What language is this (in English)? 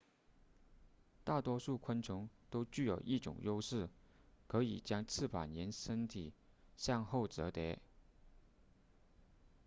Chinese